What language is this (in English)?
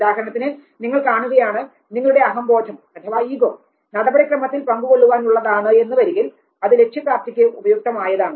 Malayalam